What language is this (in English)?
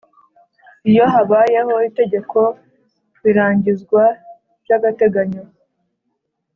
Kinyarwanda